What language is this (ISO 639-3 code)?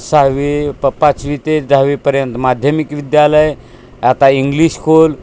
mar